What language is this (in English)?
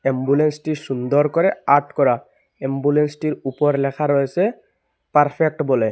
Bangla